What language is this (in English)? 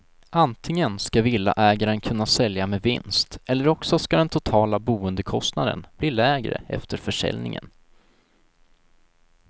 Swedish